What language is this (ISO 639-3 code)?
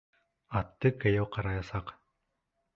bak